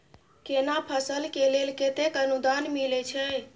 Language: Maithili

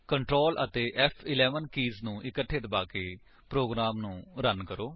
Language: Punjabi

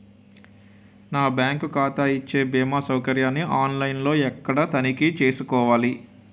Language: Telugu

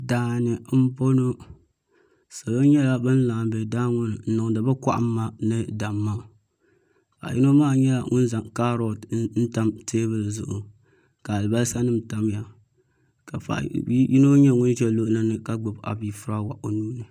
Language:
Dagbani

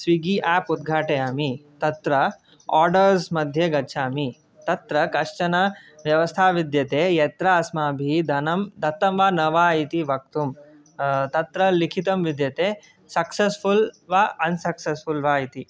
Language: Sanskrit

